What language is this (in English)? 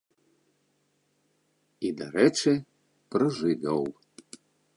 Belarusian